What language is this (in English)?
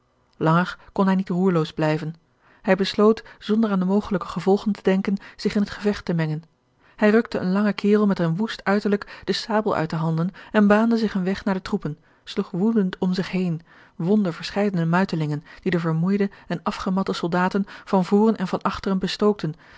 Dutch